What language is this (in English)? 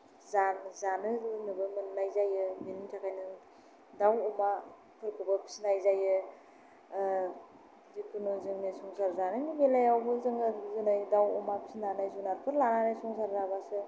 Bodo